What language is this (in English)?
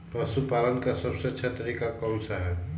Magahi